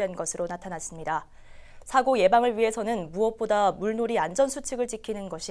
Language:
Korean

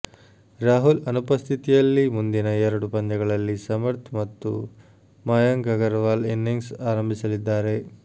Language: Kannada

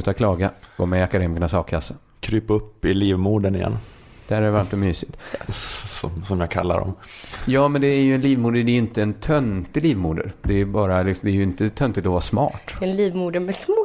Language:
Swedish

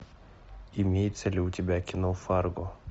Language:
Russian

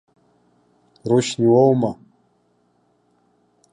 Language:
Abkhazian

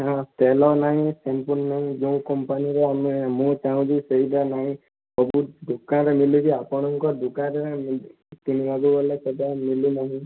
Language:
Odia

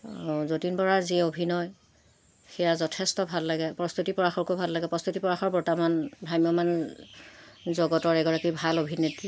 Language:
Assamese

